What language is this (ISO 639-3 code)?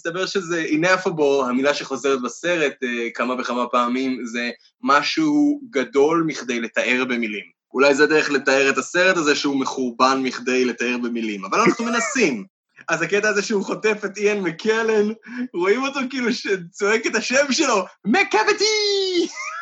heb